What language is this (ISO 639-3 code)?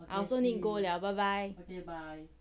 eng